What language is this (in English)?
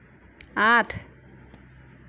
Assamese